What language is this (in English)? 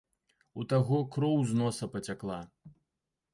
Belarusian